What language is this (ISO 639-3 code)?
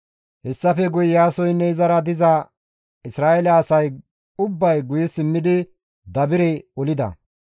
gmv